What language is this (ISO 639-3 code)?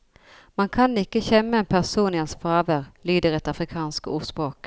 nor